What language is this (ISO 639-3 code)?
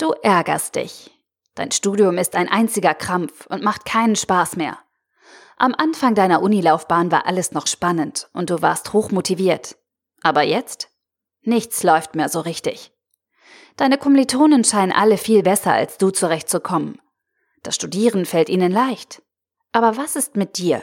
deu